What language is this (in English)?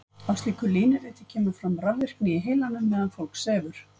Icelandic